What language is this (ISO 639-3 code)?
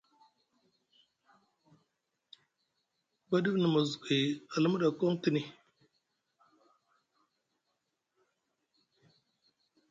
mug